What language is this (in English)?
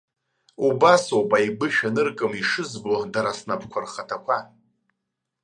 Abkhazian